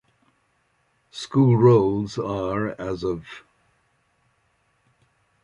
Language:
English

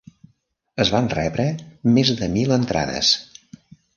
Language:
Catalan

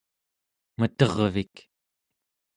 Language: Central Yupik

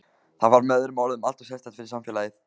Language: Icelandic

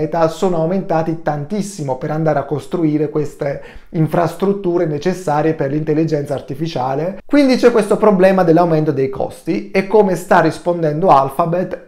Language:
Italian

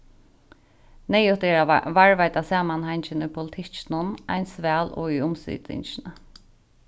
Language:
Faroese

